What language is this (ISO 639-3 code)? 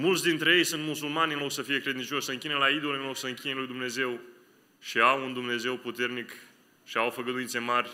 ron